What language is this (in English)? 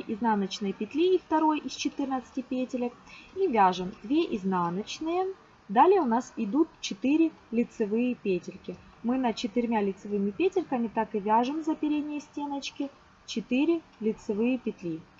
Russian